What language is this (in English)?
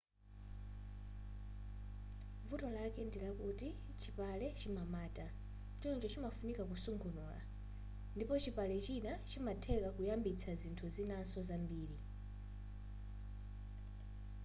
Nyanja